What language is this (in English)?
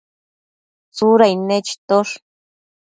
Matsés